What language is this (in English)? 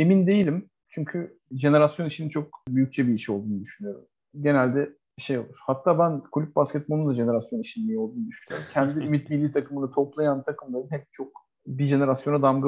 Turkish